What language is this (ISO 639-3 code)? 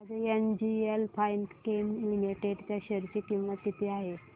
mar